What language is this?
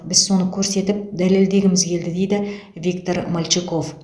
Kazakh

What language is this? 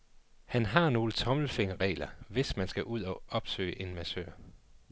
Danish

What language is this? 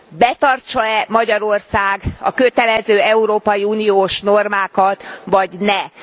Hungarian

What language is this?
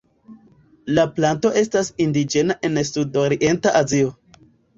Esperanto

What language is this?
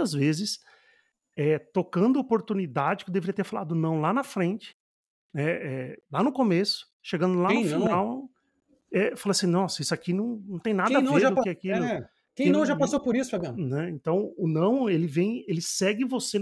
Portuguese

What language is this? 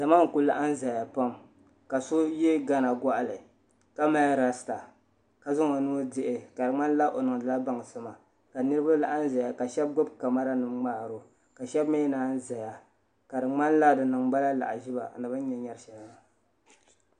Dagbani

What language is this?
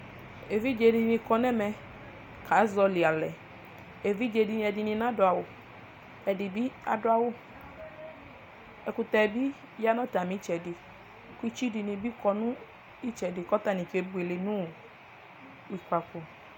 Ikposo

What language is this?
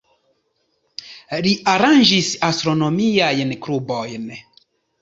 Esperanto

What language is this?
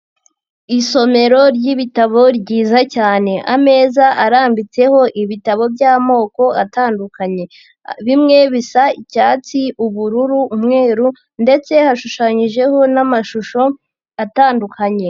Kinyarwanda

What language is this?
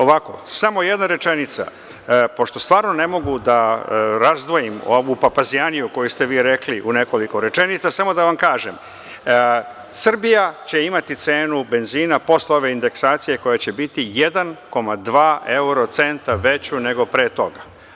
Serbian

